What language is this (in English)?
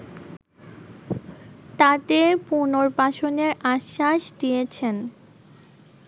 Bangla